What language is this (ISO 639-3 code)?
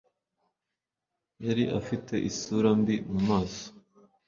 kin